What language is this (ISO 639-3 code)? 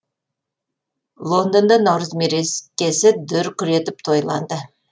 kaz